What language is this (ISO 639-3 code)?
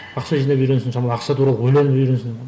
kaz